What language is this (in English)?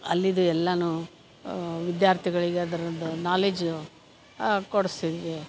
Kannada